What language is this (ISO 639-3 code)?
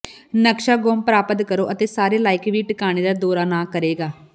pan